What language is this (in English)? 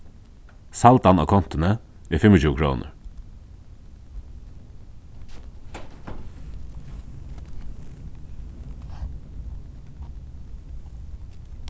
Faroese